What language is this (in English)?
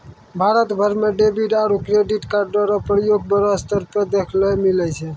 Maithili